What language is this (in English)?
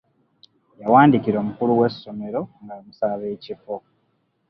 Ganda